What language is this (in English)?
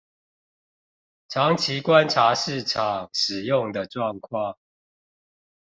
Chinese